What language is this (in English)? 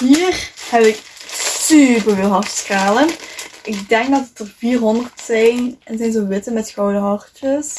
Dutch